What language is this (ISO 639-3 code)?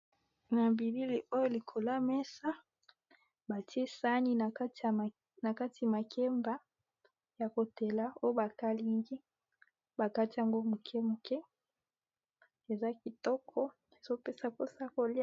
lin